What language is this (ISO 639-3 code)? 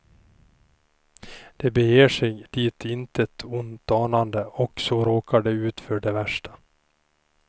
swe